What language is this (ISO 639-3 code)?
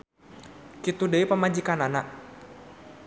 sun